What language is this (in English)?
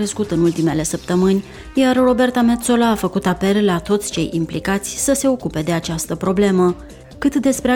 Romanian